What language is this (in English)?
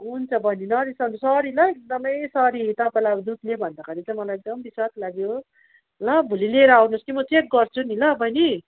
Nepali